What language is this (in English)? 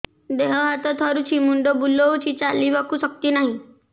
Odia